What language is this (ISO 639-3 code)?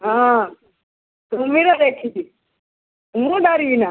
ori